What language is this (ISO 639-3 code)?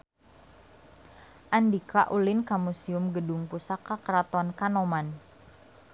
sun